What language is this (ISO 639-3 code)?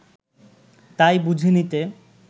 ben